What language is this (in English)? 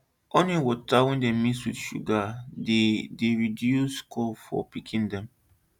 Nigerian Pidgin